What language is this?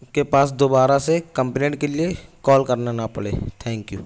Urdu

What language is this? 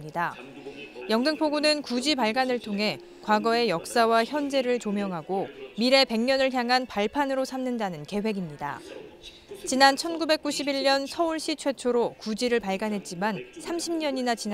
Korean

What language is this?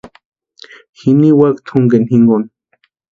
Western Highland Purepecha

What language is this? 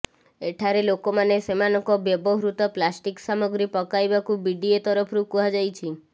Odia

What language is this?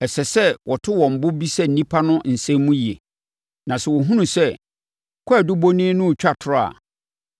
Akan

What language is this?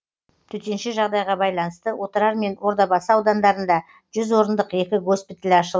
Kazakh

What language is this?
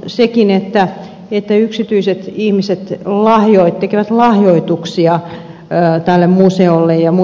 Finnish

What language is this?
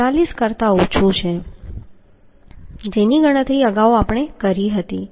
Gujarati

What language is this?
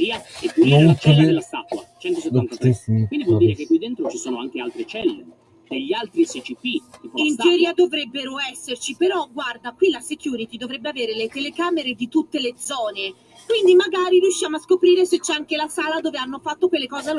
Italian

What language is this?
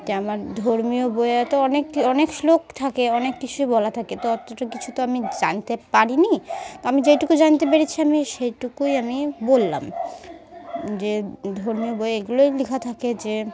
Bangla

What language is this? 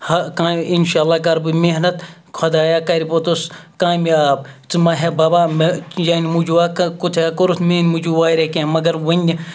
Kashmiri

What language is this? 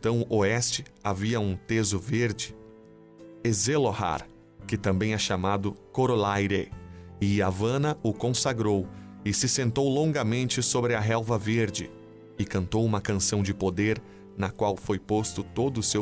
Portuguese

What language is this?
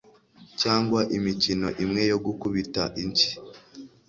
Kinyarwanda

